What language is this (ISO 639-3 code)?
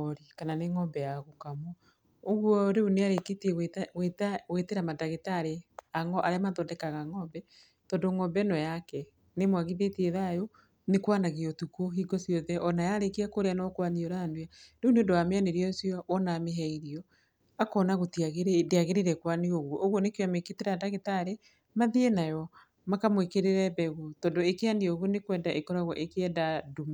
kik